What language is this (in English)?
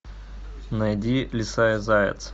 Russian